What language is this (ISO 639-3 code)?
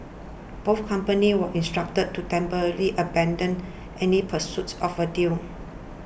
eng